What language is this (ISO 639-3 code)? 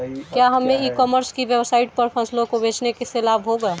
hin